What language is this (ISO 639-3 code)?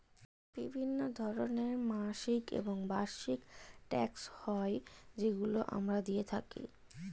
ben